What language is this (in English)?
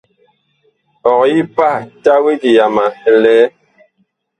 Bakoko